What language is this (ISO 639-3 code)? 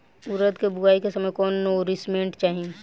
bho